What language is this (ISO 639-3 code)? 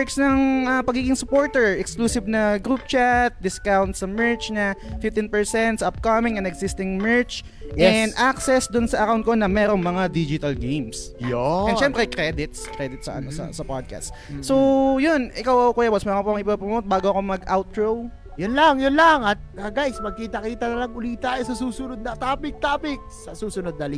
fil